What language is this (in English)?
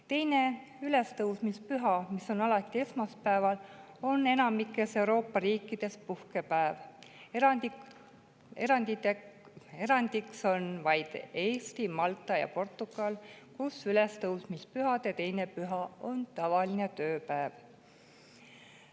Estonian